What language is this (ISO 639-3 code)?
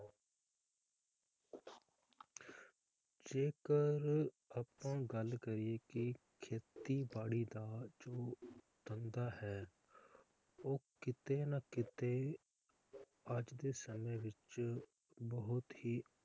pan